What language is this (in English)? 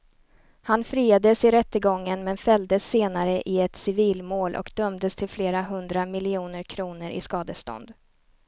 Swedish